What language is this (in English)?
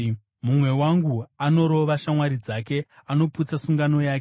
Shona